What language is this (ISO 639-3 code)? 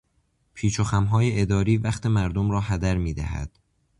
fas